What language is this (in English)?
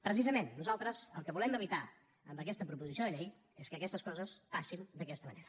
Catalan